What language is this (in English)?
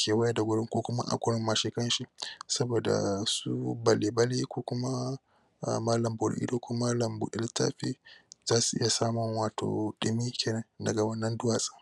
Hausa